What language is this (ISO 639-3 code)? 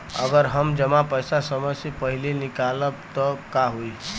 bho